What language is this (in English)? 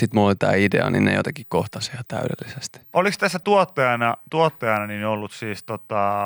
Finnish